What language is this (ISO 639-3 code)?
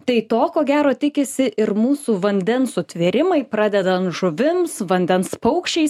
lit